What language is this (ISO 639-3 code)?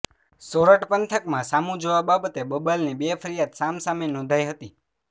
guj